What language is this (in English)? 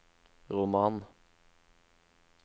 Norwegian